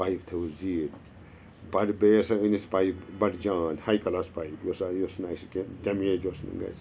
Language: Kashmiri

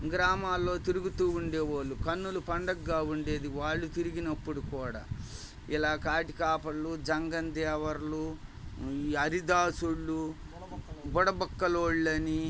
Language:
Telugu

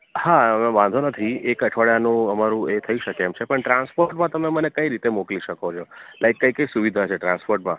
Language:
Gujarati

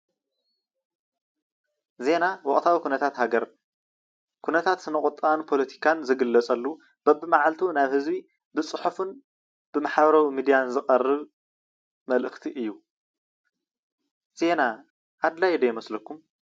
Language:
Tigrinya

